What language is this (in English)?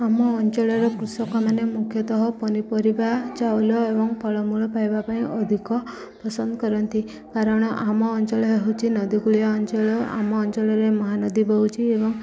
Odia